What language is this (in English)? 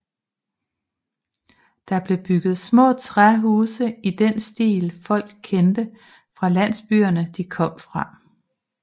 Danish